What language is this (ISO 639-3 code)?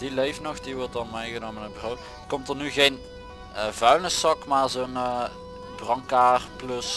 nld